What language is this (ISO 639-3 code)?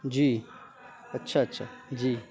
urd